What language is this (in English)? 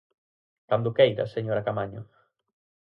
Galician